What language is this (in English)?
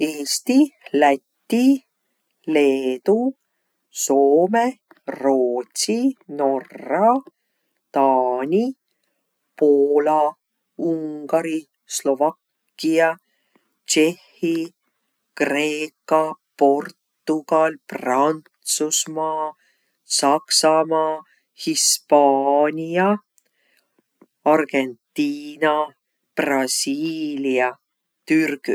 Võro